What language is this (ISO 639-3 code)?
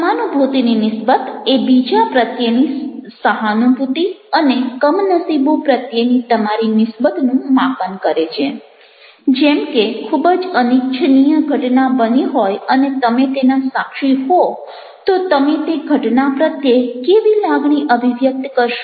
guj